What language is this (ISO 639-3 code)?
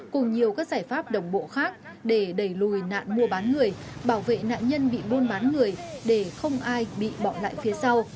vie